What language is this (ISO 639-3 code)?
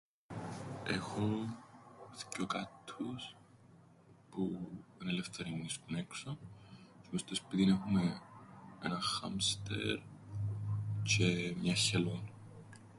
ell